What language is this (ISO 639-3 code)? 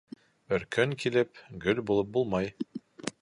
bak